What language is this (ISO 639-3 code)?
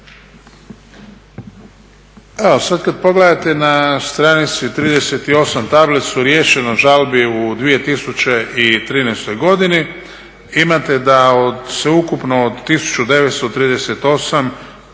hrv